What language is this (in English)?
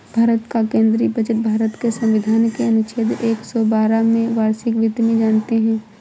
Hindi